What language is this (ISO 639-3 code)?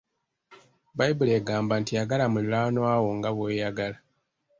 lug